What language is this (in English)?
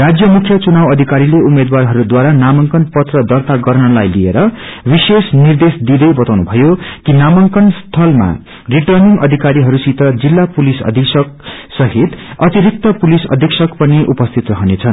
Nepali